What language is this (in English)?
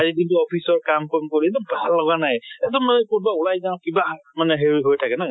Assamese